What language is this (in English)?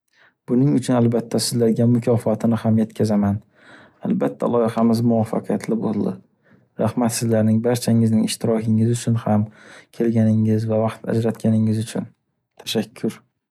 Uzbek